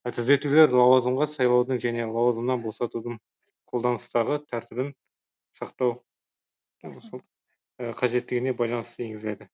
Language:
Kazakh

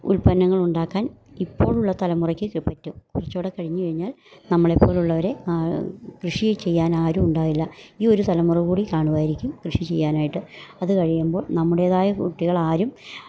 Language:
Malayalam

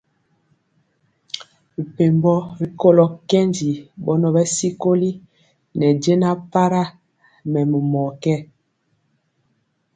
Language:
Mpiemo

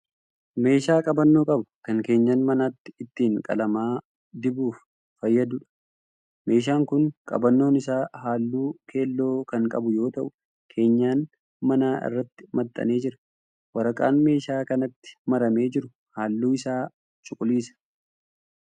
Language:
Oromo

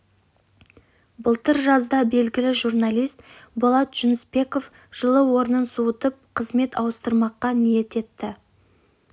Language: Kazakh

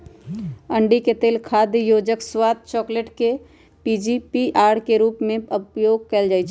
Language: Magahi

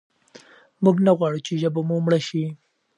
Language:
Pashto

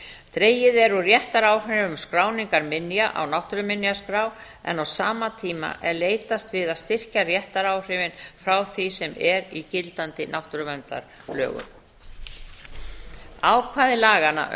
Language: Icelandic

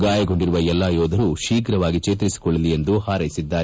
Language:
Kannada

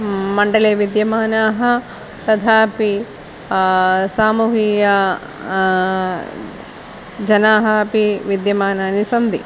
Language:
Sanskrit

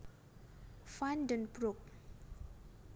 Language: Javanese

